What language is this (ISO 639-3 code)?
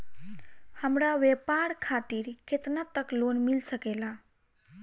bho